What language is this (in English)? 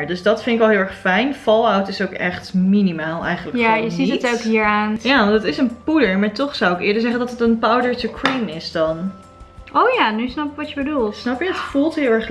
Dutch